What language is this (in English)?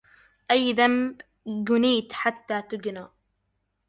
Arabic